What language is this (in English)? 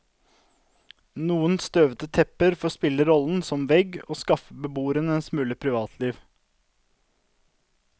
Norwegian